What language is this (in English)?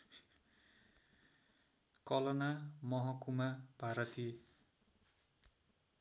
Nepali